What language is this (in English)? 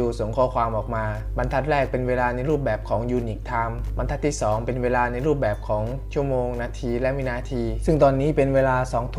Thai